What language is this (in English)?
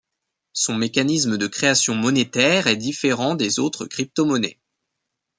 French